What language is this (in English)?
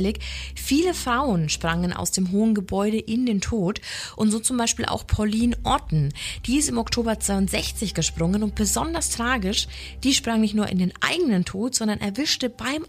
German